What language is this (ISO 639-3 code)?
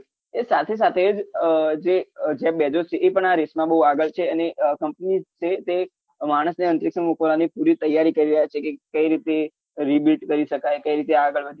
guj